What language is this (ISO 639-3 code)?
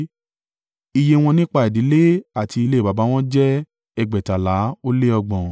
yor